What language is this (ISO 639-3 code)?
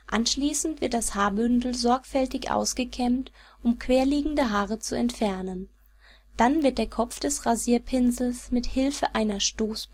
deu